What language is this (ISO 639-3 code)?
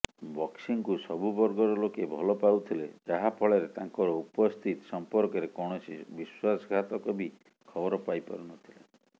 ori